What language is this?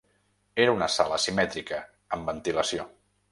Catalan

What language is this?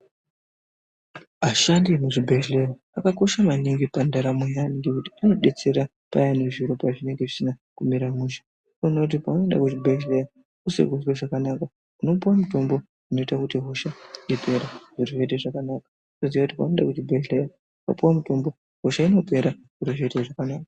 Ndau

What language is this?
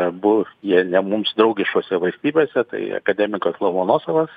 Lithuanian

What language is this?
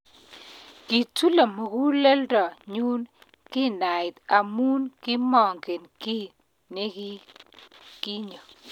Kalenjin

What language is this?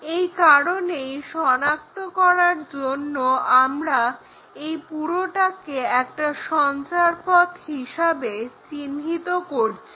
Bangla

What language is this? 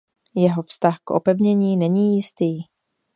Czech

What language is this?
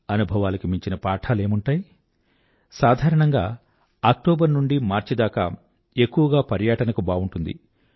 Telugu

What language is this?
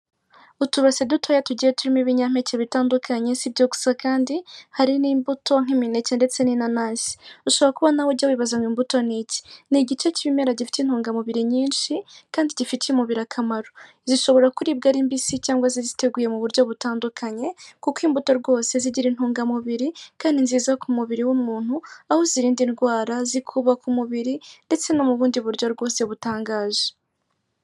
Kinyarwanda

